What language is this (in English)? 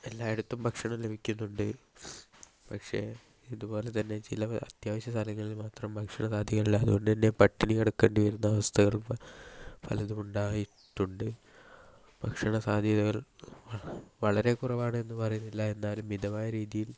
Malayalam